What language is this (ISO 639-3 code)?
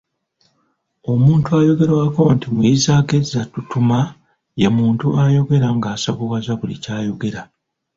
lug